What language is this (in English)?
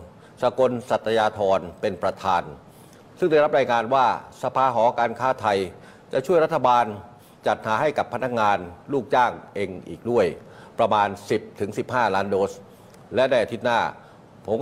Thai